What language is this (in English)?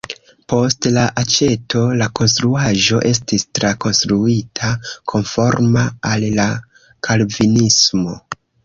Esperanto